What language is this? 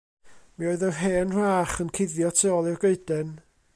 Welsh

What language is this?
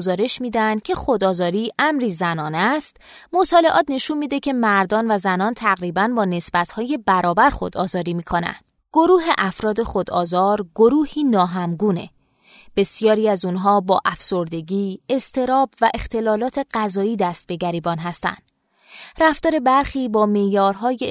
Persian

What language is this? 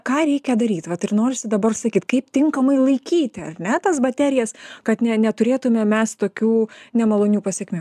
Lithuanian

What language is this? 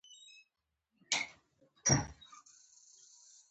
Pashto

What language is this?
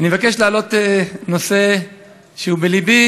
Hebrew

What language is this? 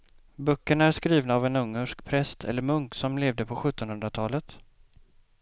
Swedish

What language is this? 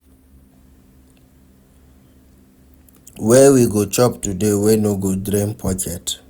Nigerian Pidgin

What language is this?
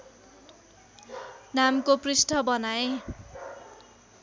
Nepali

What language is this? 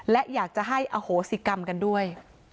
Thai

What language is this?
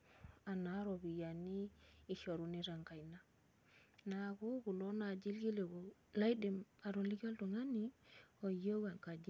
Masai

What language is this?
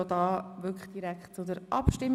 Swiss German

